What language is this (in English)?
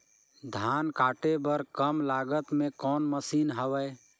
Chhattisgarhi